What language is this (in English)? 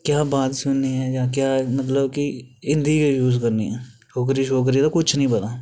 Dogri